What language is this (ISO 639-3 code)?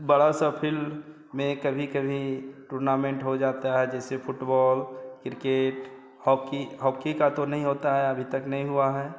hin